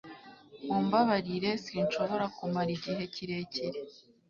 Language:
Kinyarwanda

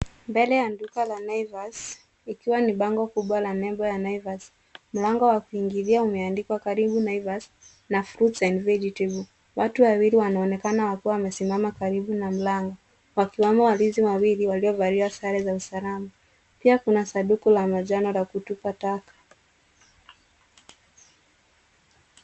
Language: Swahili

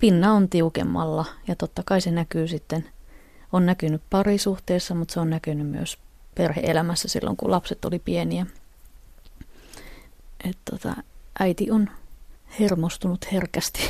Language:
Finnish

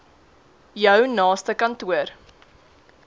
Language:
Afrikaans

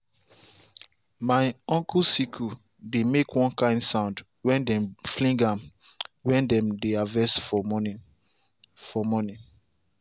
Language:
Nigerian Pidgin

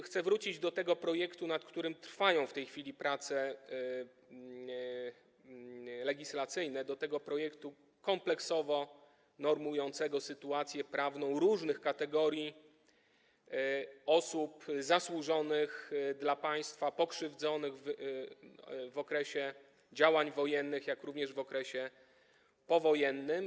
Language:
Polish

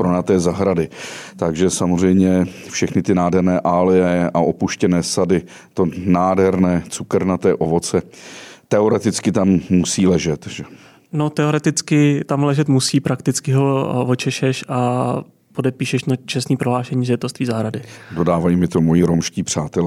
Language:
Czech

